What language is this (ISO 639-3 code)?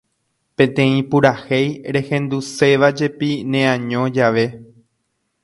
grn